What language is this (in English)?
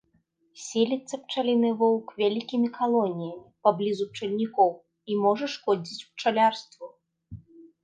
Belarusian